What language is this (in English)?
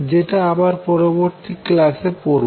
Bangla